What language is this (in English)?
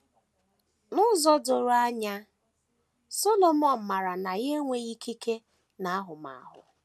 Igbo